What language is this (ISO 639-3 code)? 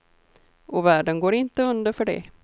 swe